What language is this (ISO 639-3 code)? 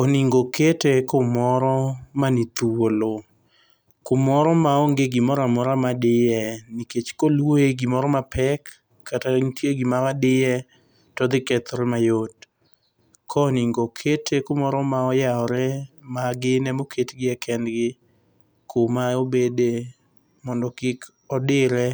luo